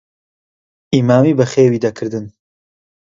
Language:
Central Kurdish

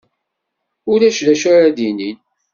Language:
Kabyle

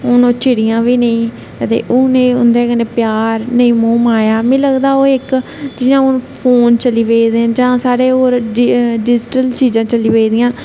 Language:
Dogri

